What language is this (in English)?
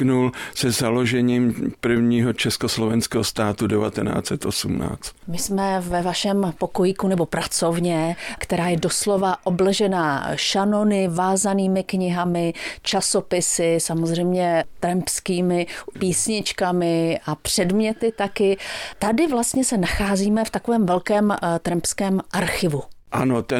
Czech